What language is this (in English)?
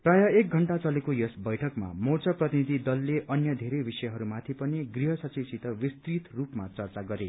Nepali